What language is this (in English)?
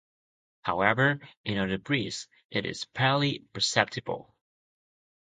English